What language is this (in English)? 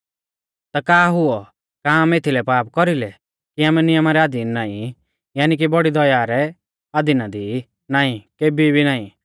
Mahasu Pahari